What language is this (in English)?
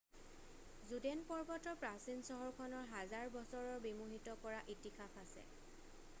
Assamese